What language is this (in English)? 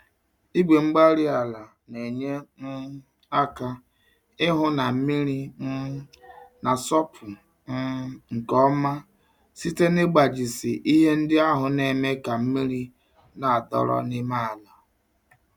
Igbo